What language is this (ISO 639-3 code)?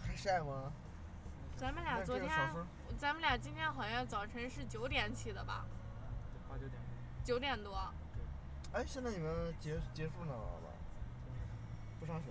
zho